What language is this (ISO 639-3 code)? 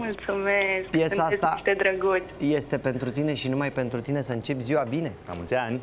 ron